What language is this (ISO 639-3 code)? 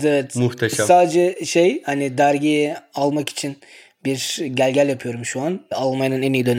tur